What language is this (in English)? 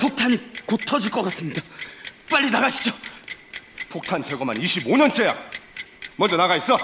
Korean